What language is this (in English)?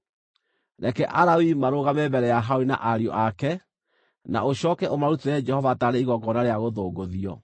Kikuyu